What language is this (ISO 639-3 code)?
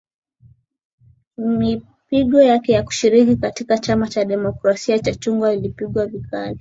swa